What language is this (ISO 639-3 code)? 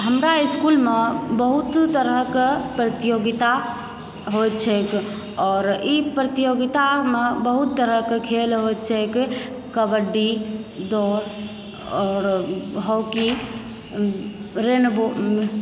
mai